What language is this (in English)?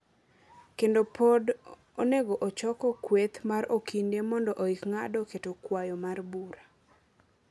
Luo (Kenya and Tanzania)